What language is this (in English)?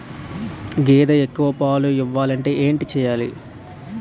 Telugu